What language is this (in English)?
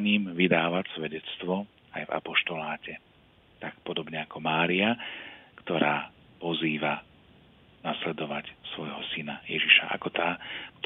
Slovak